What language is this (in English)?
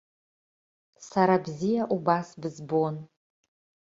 Abkhazian